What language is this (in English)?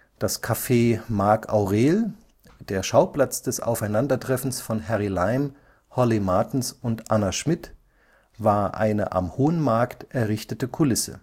German